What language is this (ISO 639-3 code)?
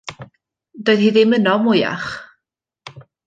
cym